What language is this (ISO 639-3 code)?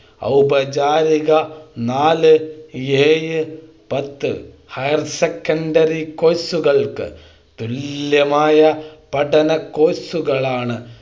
mal